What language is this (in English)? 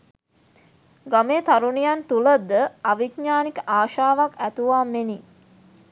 Sinhala